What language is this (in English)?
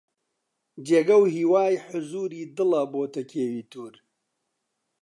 Central Kurdish